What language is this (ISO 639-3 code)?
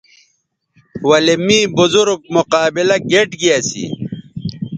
btv